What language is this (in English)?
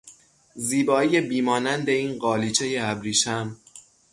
Persian